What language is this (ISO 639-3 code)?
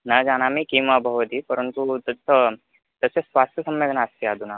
san